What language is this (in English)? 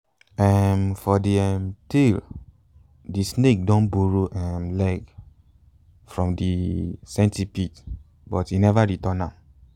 Nigerian Pidgin